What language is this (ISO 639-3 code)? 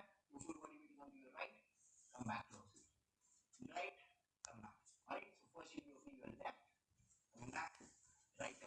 eng